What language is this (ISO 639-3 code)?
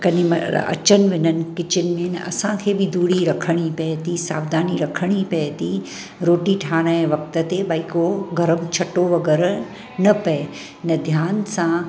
snd